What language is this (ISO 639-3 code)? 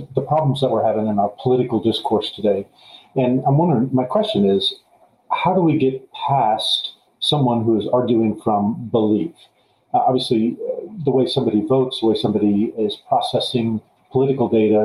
eng